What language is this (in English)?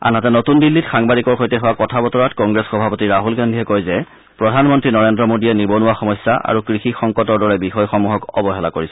Assamese